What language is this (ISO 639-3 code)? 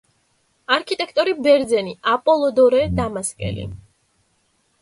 kat